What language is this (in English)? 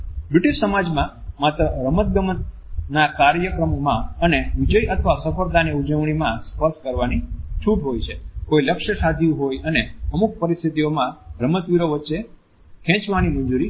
Gujarati